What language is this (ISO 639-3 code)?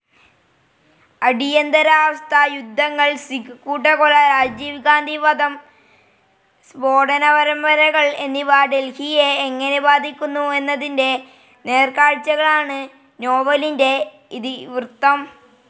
mal